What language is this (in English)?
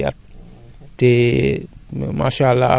Wolof